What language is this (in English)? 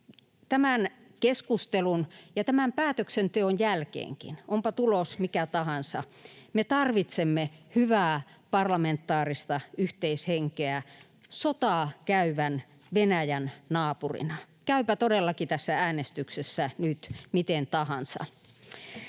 Finnish